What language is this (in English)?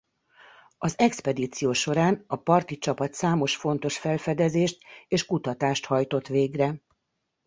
Hungarian